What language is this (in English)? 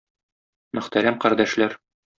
Tatar